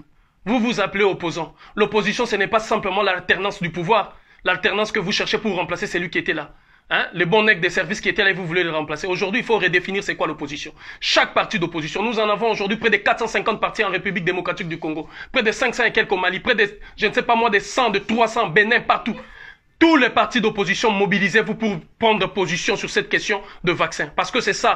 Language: French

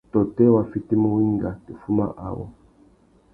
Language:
Tuki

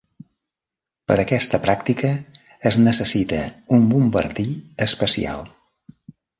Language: Catalan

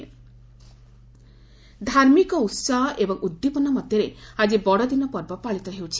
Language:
Odia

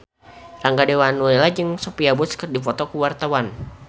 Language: Sundanese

